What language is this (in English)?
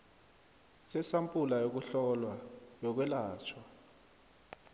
South Ndebele